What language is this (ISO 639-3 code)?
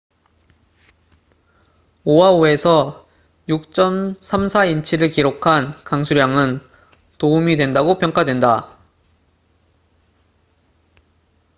kor